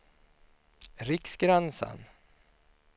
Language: Swedish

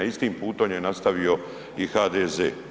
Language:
Croatian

